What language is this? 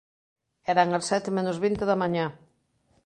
Galician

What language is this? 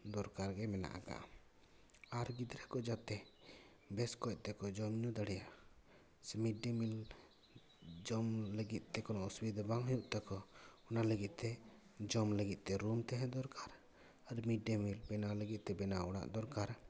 Santali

